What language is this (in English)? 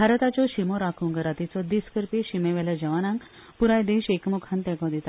Konkani